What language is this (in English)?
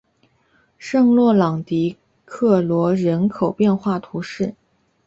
Chinese